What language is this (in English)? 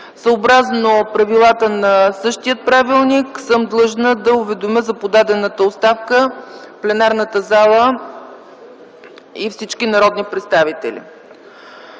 Bulgarian